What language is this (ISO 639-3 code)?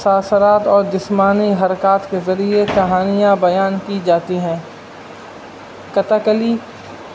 urd